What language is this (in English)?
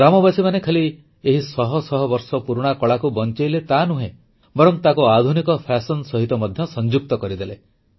Odia